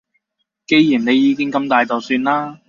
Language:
Cantonese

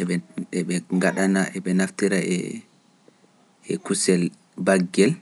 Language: Pular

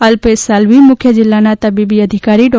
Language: Gujarati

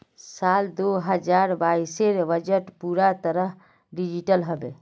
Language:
Magahi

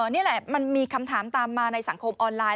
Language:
Thai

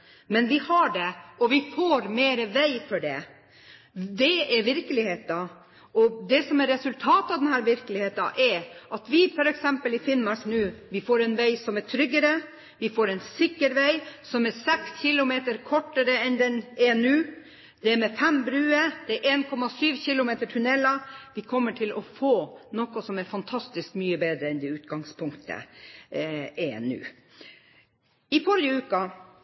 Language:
Norwegian Bokmål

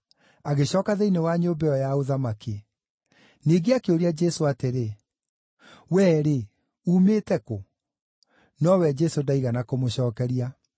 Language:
Kikuyu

